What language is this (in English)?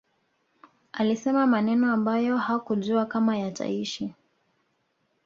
Swahili